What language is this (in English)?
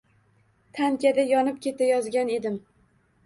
Uzbek